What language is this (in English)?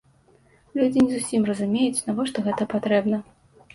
Belarusian